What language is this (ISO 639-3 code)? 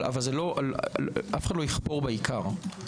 heb